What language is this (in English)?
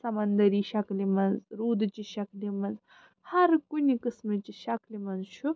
Kashmiri